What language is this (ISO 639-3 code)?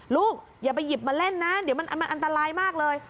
tha